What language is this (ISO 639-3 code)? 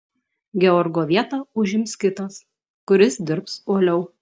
lit